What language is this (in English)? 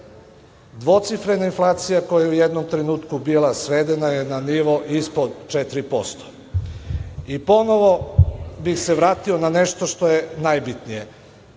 Serbian